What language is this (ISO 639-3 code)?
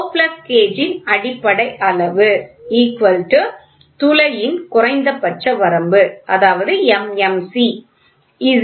tam